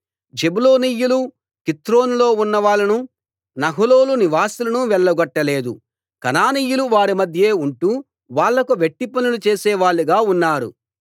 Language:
Telugu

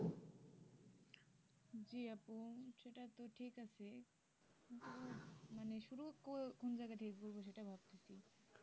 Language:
Bangla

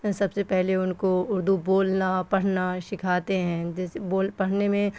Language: Urdu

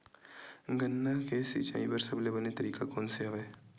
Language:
Chhattisgarhi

